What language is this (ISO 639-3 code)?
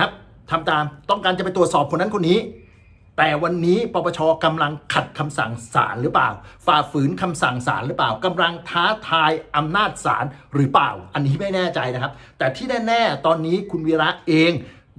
tha